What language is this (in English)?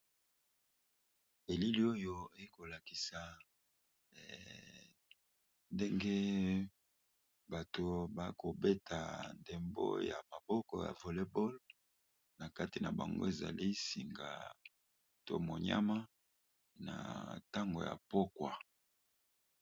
Lingala